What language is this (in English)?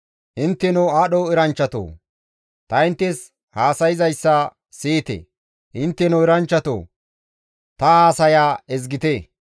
Gamo